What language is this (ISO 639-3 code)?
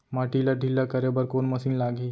hne